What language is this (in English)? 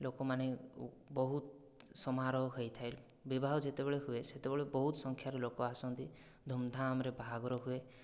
Odia